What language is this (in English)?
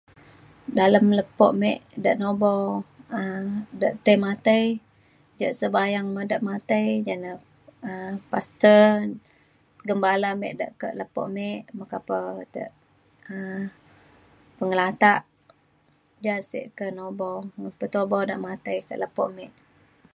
Mainstream Kenyah